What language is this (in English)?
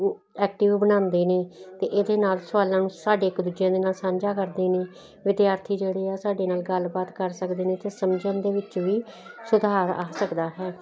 Punjabi